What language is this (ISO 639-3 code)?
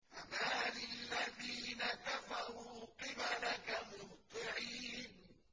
ara